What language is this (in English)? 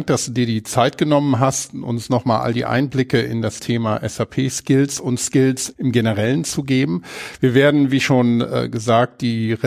German